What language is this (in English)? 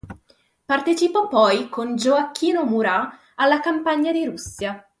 Italian